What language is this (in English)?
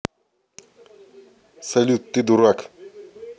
Russian